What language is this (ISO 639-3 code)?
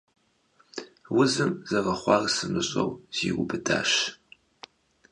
kbd